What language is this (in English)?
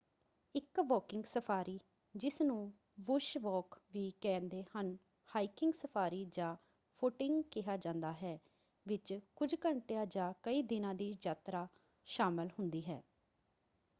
Punjabi